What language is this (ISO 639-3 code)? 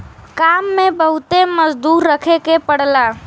bho